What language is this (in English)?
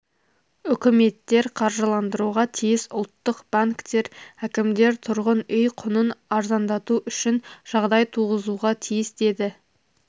Kazakh